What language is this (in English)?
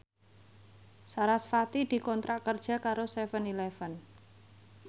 Javanese